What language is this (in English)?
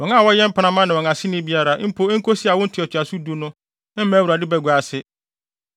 Akan